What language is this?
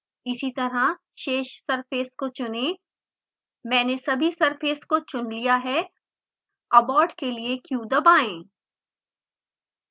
Hindi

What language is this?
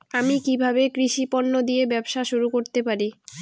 Bangla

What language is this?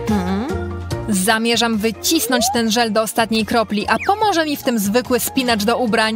Polish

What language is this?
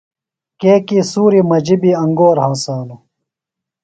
Phalura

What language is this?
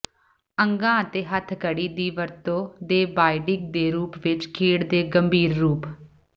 Punjabi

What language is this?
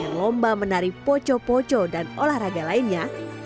Indonesian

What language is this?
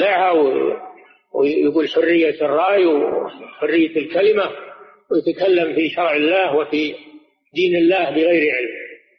Arabic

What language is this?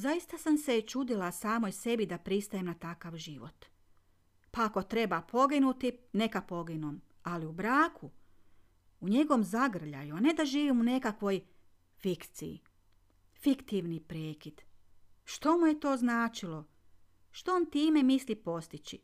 Croatian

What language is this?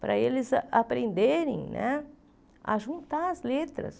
Portuguese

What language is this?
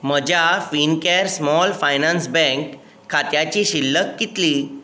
Konkani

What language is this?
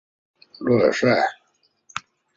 Chinese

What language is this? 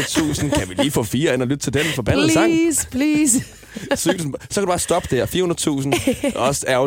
Danish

